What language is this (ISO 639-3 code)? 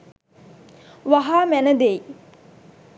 sin